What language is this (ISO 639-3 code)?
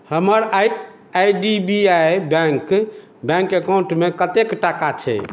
mai